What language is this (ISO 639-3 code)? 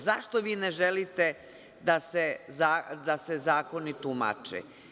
srp